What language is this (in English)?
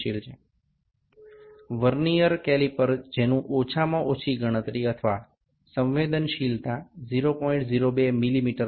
Bangla